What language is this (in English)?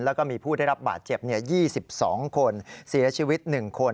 Thai